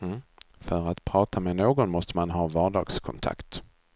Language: Swedish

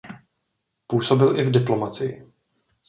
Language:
Czech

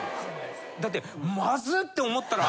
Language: Japanese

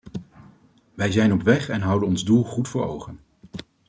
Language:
Dutch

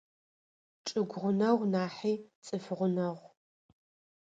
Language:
Adyghe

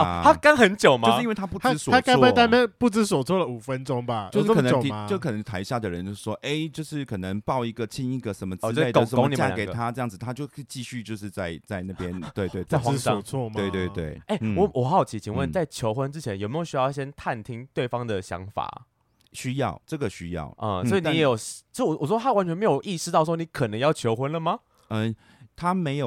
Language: Chinese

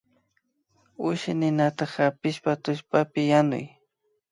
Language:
Imbabura Highland Quichua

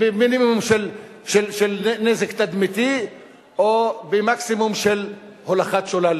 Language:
Hebrew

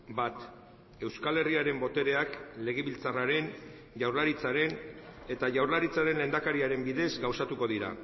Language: Basque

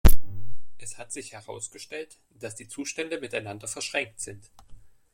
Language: German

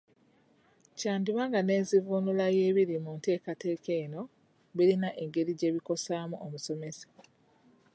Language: Ganda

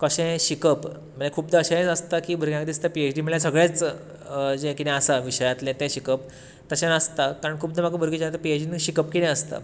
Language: Konkani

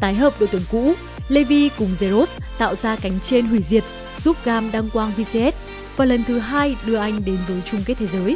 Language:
Vietnamese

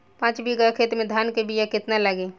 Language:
Bhojpuri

